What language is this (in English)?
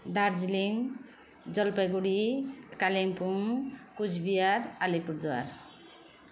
Nepali